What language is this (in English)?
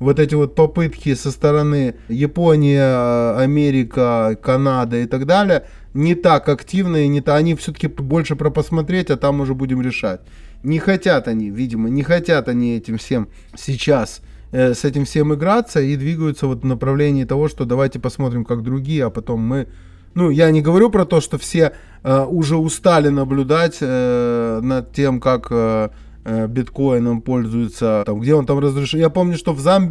Russian